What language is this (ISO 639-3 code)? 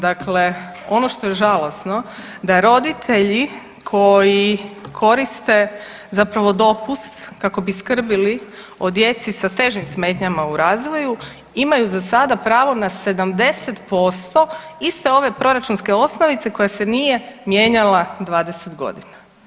hrv